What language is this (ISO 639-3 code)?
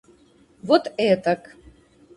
rus